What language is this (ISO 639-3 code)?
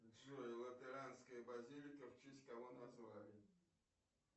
rus